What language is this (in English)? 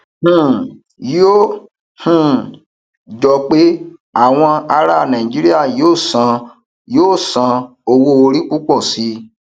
Yoruba